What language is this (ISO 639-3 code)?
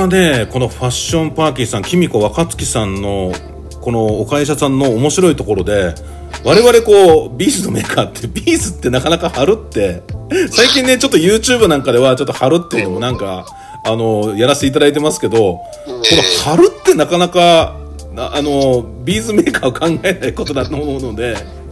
jpn